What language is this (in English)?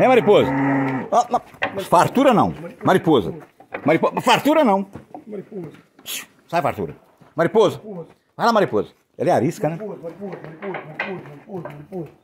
Portuguese